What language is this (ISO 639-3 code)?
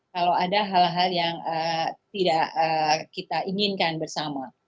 ind